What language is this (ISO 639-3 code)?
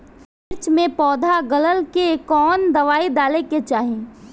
bho